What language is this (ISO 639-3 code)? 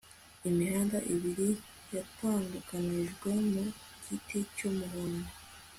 kin